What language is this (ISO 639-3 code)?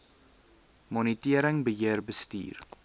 afr